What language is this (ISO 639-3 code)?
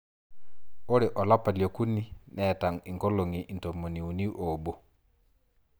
mas